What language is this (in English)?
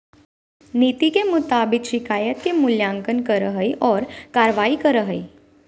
Magahi